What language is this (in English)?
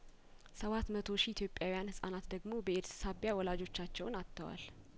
Amharic